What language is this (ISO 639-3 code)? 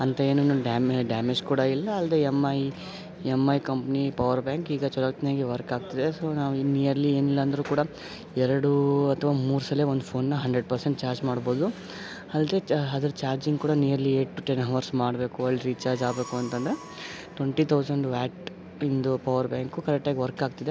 kan